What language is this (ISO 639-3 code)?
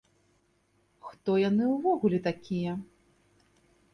bel